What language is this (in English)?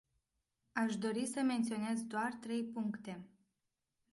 Romanian